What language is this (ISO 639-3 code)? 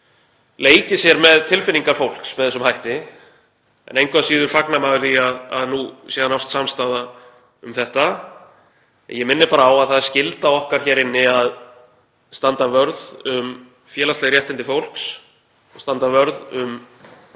isl